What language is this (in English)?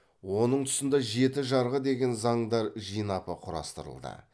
Kazakh